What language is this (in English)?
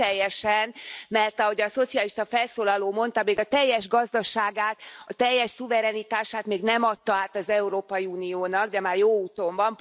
Hungarian